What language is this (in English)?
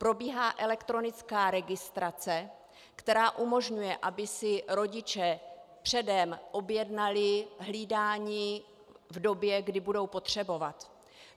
Czech